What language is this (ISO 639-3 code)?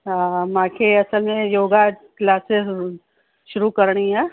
snd